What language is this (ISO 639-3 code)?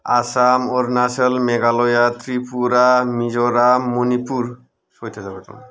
brx